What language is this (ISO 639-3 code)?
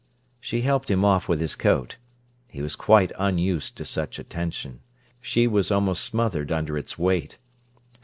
eng